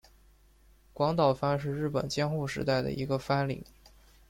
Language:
Chinese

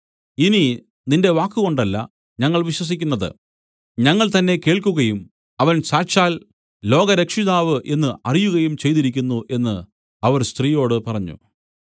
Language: Malayalam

